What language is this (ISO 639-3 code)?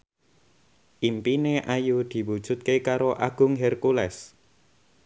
jav